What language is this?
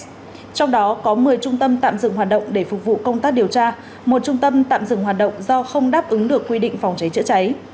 Vietnamese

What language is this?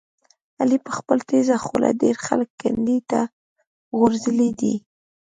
Pashto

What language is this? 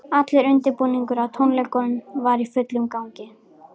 Icelandic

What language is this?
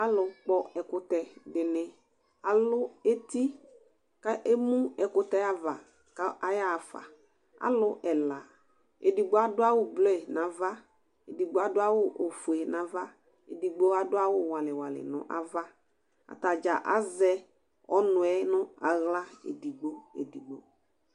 Ikposo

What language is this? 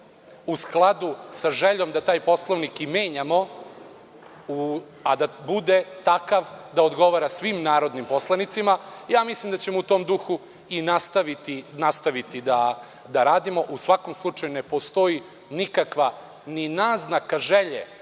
Serbian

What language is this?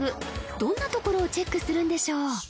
Japanese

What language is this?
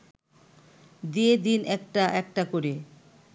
Bangla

